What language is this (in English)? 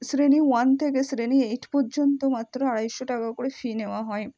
Bangla